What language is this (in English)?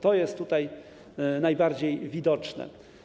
Polish